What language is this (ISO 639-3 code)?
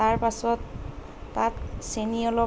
asm